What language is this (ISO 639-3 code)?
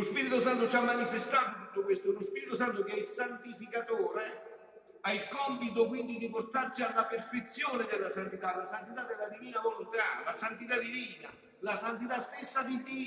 ita